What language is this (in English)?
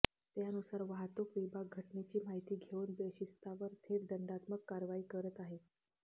Marathi